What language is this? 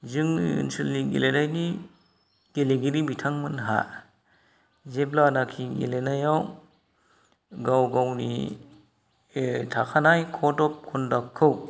Bodo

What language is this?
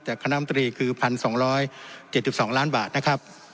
Thai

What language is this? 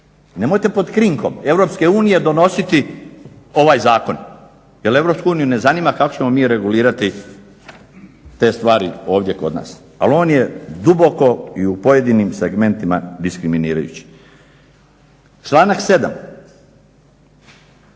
Croatian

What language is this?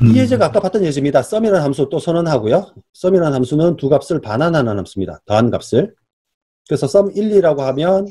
Korean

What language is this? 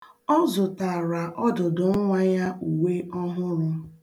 Igbo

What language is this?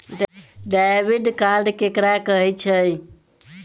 Maithili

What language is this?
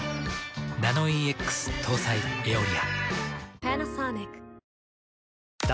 Japanese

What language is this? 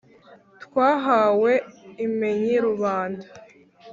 Kinyarwanda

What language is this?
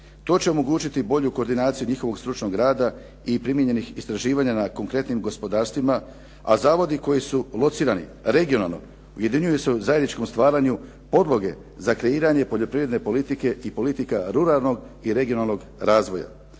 Croatian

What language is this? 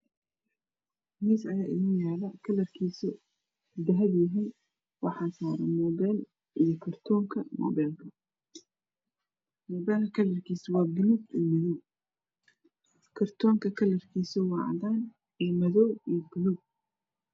Somali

